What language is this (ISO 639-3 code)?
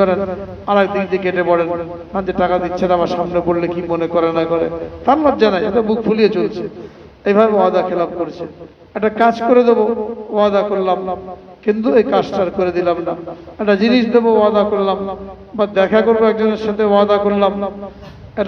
ara